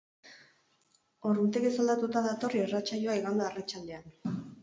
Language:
Basque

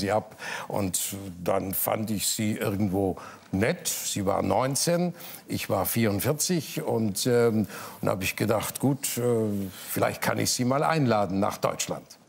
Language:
German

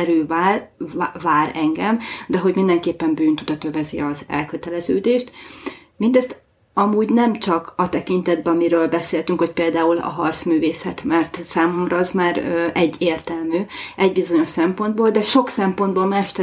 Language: Hungarian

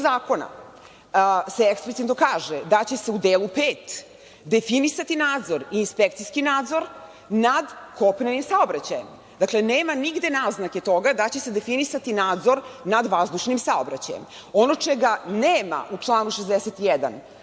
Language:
Serbian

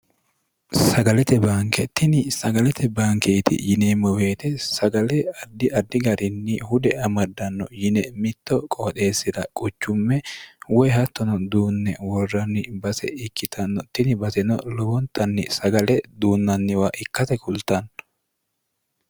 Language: Sidamo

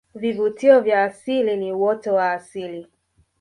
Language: Swahili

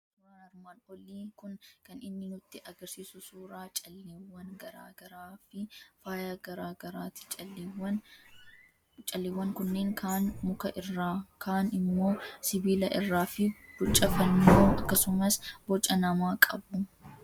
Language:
Oromo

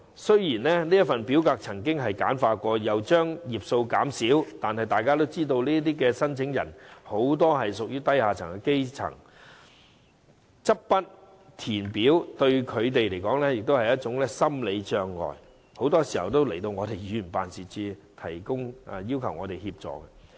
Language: Cantonese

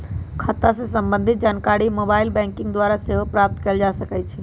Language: Magahi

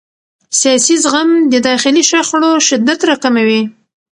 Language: Pashto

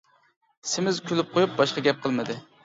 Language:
Uyghur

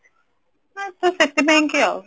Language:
Odia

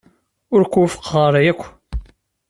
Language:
Kabyle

